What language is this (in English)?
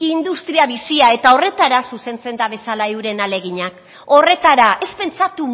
Basque